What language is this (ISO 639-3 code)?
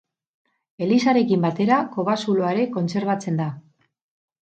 eus